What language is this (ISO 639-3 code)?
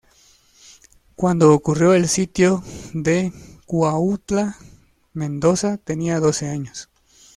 spa